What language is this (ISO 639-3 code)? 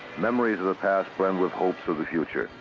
eng